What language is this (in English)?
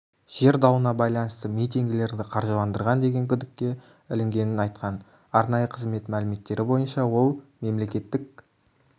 Kazakh